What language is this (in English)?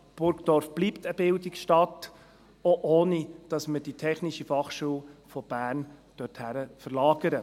Swiss German